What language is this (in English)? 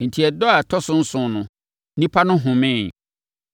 Akan